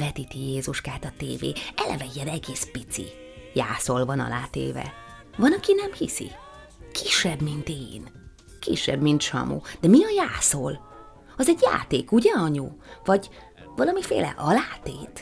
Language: Hungarian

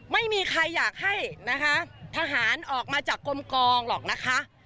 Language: Thai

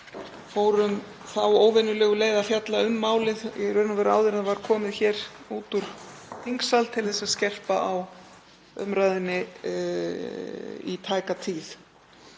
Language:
Icelandic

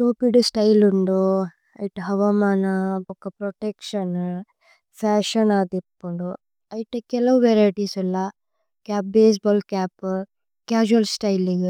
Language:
Tulu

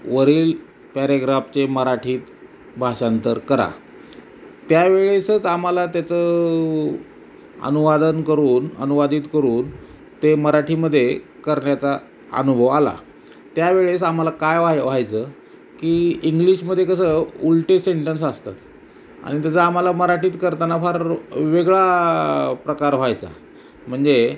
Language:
Marathi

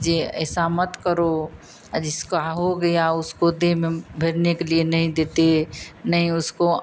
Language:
Hindi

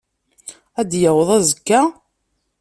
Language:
Kabyle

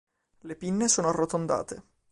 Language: Italian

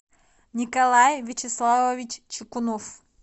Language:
Russian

